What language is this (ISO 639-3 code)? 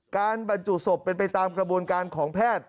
tha